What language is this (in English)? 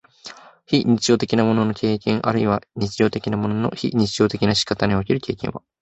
Japanese